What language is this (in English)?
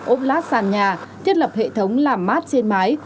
Vietnamese